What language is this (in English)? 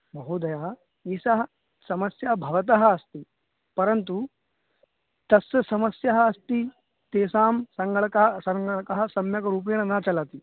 Sanskrit